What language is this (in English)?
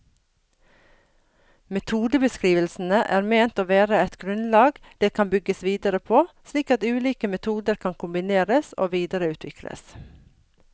Norwegian